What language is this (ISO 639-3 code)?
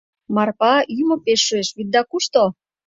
chm